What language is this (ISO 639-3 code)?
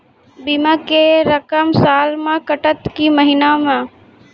mai